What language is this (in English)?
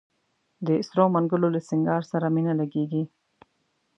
Pashto